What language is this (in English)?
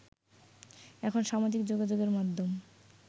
Bangla